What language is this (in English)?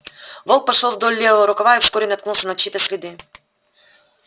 Russian